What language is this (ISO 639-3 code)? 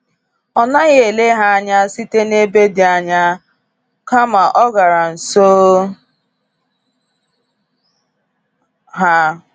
ibo